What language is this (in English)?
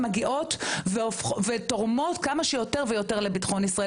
Hebrew